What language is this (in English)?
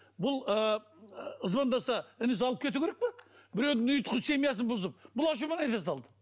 Kazakh